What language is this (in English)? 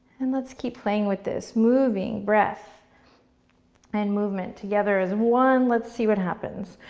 English